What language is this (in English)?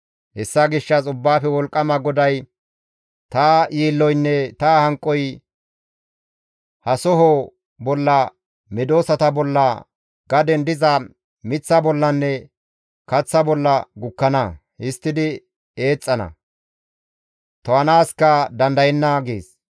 Gamo